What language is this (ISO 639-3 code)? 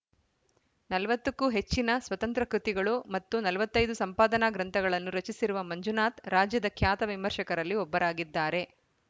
kan